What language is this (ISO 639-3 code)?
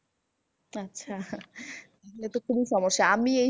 ben